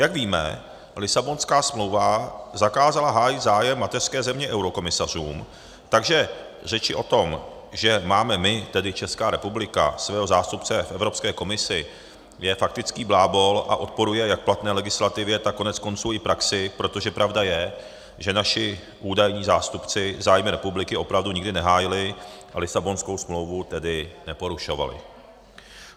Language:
Czech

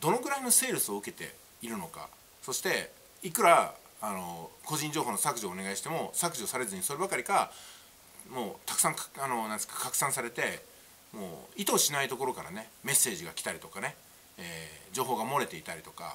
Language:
Japanese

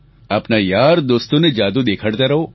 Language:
Gujarati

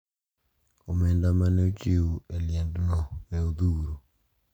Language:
Luo (Kenya and Tanzania)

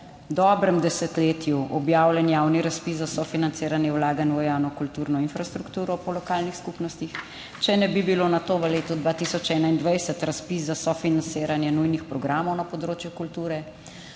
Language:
Slovenian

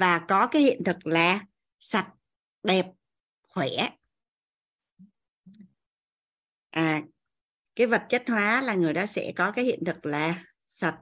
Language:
Vietnamese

